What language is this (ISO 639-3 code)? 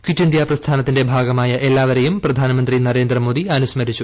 mal